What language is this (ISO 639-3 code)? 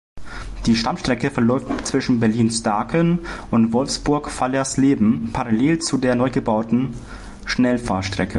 deu